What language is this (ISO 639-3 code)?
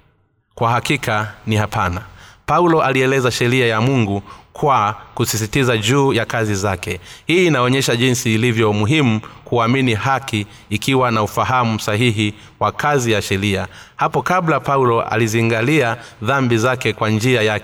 swa